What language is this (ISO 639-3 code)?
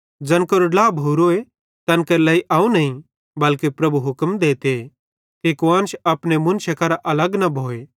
bhd